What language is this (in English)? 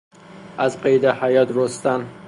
Persian